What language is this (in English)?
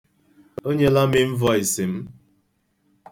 Igbo